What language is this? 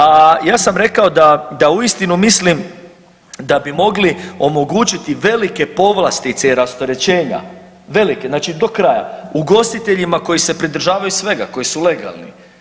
Croatian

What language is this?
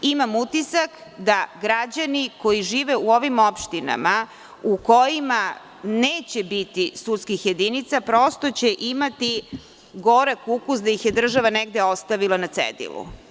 Serbian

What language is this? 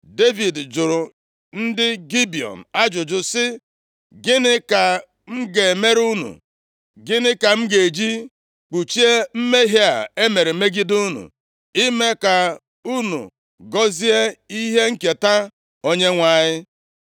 Igbo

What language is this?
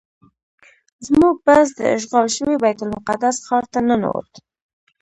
Pashto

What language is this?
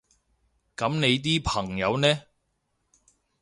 Cantonese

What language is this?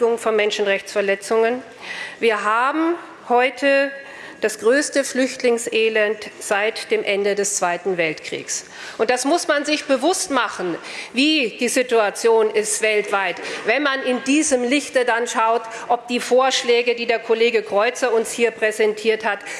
German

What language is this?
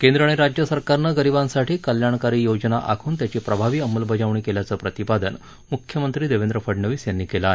Marathi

